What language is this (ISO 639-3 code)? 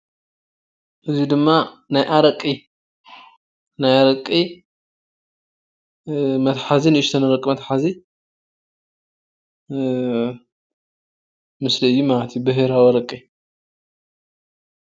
tir